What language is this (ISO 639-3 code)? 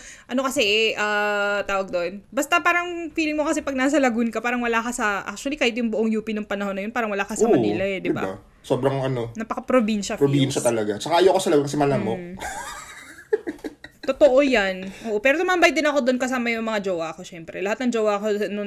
fil